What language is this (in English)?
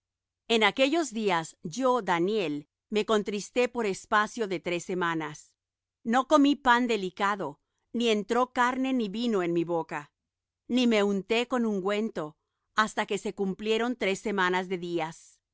Spanish